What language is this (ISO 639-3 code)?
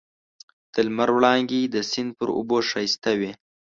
pus